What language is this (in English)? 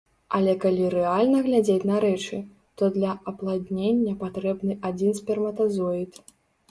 Belarusian